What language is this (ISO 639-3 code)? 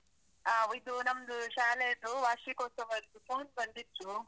kan